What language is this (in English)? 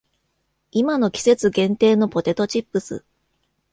Japanese